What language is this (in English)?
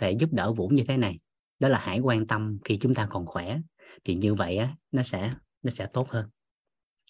Vietnamese